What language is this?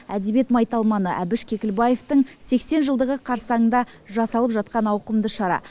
Kazakh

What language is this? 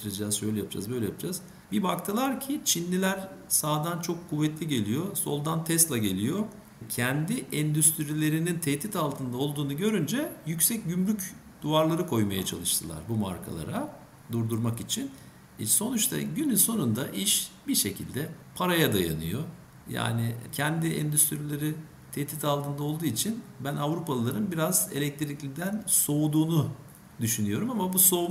Turkish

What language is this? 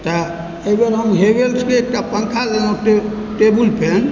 Maithili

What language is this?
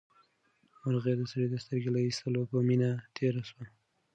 Pashto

